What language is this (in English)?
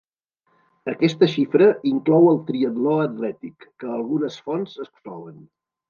Catalan